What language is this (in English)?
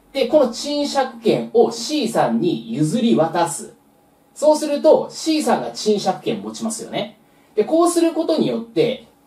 Japanese